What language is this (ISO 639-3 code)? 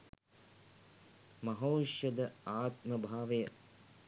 sin